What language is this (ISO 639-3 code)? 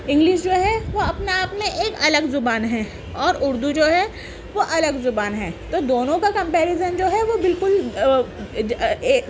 urd